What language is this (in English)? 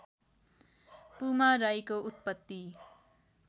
Nepali